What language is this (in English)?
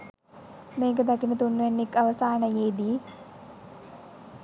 Sinhala